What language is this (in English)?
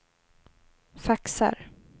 Swedish